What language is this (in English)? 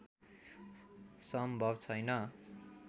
Nepali